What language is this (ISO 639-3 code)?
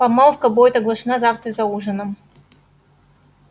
rus